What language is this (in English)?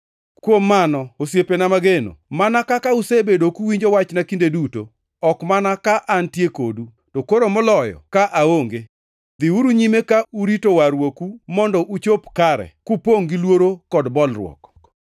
Luo (Kenya and Tanzania)